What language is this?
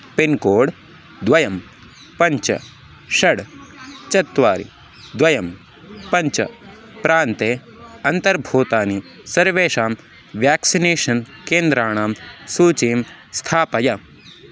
Sanskrit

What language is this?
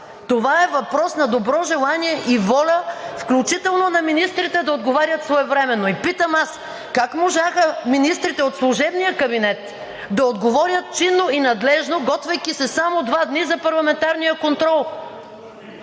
Bulgarian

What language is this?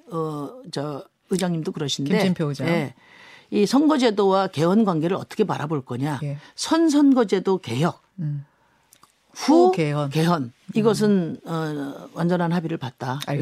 Korean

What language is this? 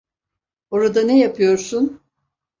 Turkish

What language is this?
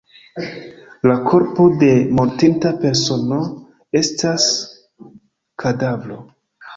Esperanto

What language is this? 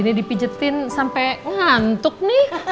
Indonesian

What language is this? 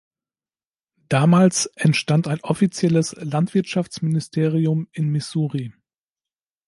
German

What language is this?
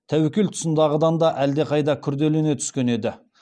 Kazakh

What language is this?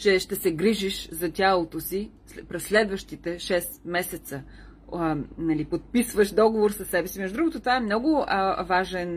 Bulgarian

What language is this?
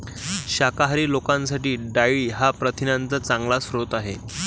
Marathi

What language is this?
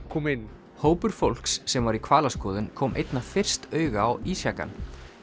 Icelandic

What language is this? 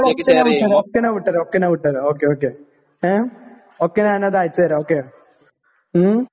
Malayalam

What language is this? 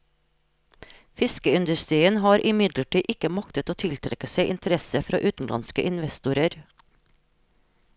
Norwegian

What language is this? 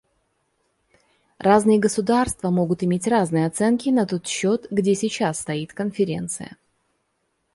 Russian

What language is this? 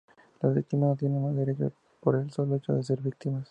Spanish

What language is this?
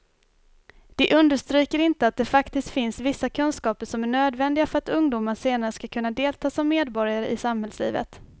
Swedish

